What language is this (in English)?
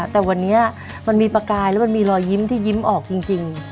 Thai